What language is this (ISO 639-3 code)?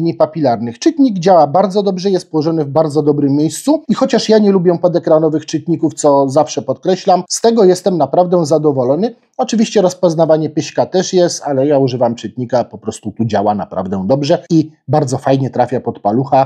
pol